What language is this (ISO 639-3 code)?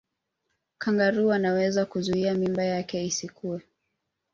swa